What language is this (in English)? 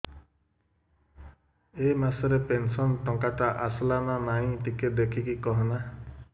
Odia